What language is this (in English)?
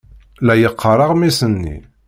Kabyle